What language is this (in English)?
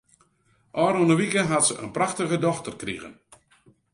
Western Frisian